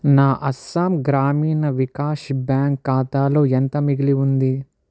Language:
Telugu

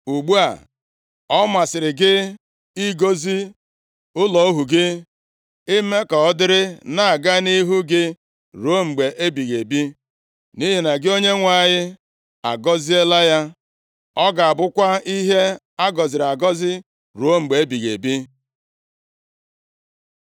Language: Igbo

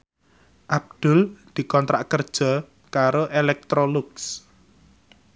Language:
Javanese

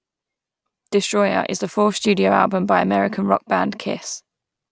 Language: English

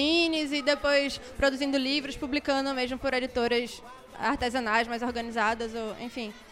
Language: Portuguese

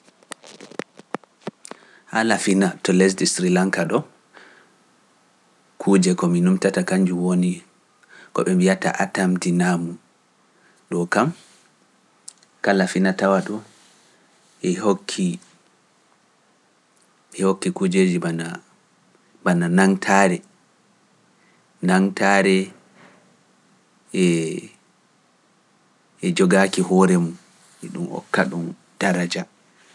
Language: Pular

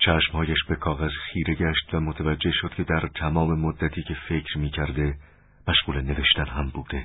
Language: Persian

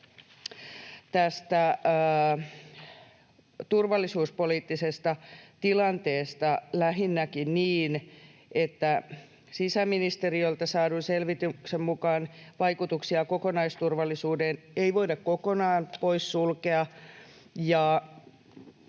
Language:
Finnish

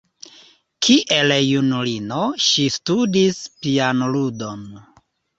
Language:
Esperanto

